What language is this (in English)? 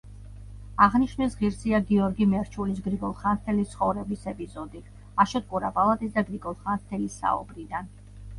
Georgian